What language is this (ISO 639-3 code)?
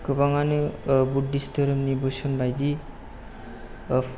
brx